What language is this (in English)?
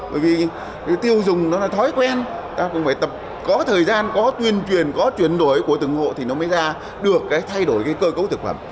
Vietnamese